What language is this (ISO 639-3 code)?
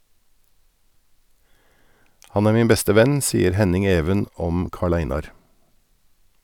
nor